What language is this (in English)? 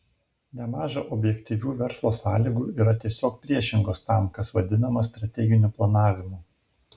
Lithuanian